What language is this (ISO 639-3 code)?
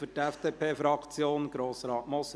gsw